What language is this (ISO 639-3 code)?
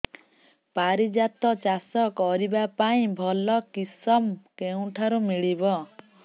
ori